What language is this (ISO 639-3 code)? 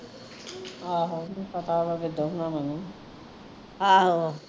pan